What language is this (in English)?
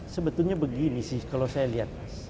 Indonesian